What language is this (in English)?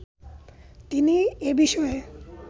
Bangla